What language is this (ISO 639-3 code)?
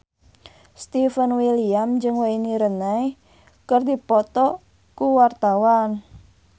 sun